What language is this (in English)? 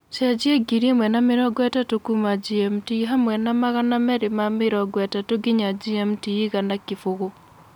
Kikuyu